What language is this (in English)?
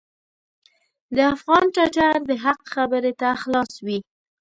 Pashto